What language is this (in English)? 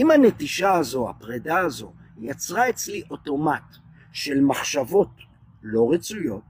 Hebrew